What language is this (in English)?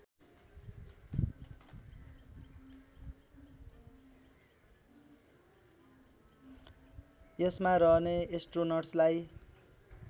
Nepali